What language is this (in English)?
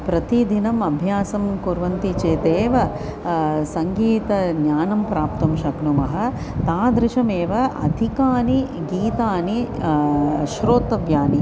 Sanskrit